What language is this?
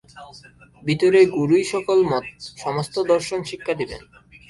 Bangla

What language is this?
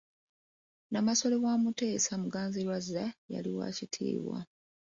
Ganda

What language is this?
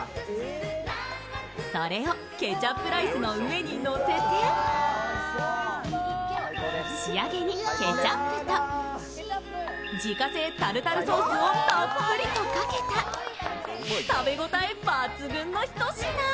Japanese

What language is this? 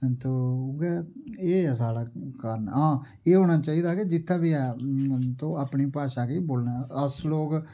Dogri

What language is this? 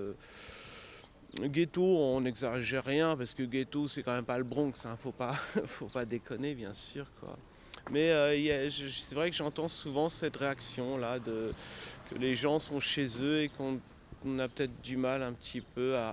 French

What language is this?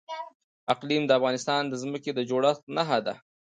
Pashto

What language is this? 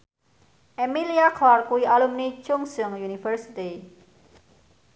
Javanese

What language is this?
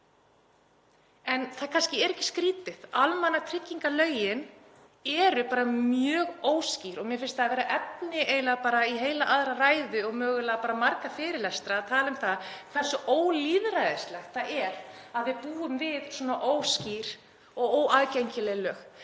Icelandic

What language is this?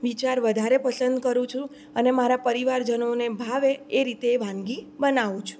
Gujarati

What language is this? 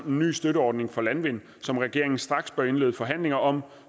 Danish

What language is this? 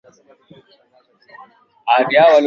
Swahili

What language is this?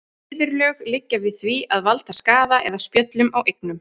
Icelandic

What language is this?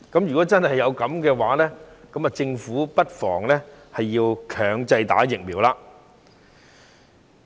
Cantonese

